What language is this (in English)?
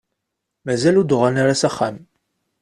Kabyle